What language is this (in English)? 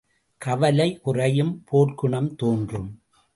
Tamil